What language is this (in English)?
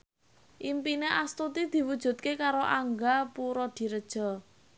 Javanese